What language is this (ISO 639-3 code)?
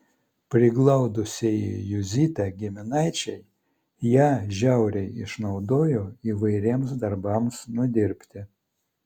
lit